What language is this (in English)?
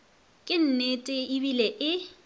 Northern Sotho